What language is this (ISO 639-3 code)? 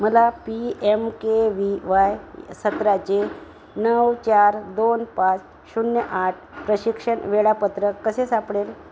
mar